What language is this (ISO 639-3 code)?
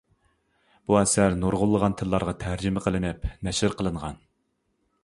uig